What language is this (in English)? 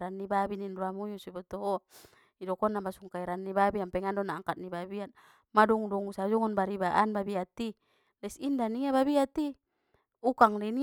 Batak Mandailing